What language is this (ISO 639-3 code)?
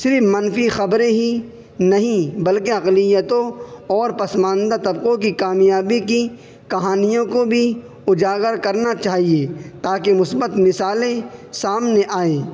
urd